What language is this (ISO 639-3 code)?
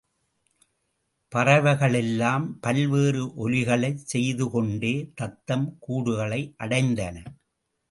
tam